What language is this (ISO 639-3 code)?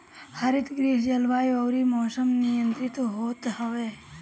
bho